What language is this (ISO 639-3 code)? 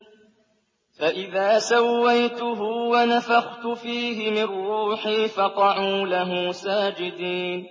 ara